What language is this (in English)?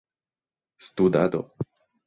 Esperanto